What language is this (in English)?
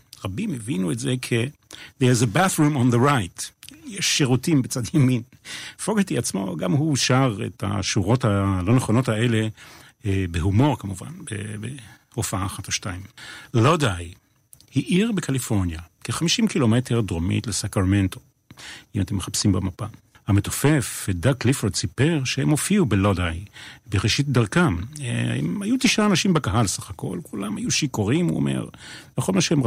Hebrew